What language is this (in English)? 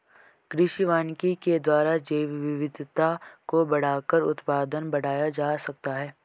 Hindi